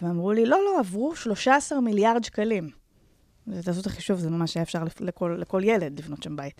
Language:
Hebrew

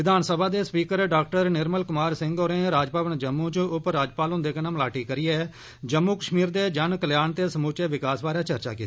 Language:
Dogri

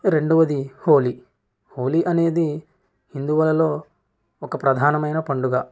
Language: Telugu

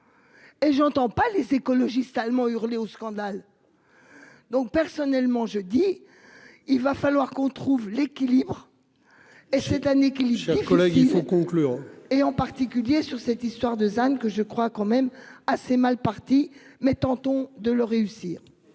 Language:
French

